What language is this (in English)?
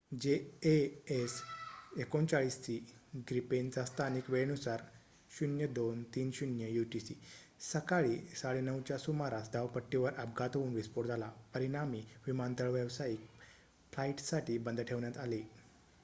Marathi